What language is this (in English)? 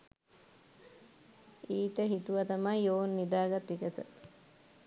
Sinhala